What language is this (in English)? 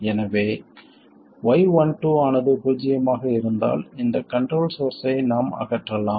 Tamil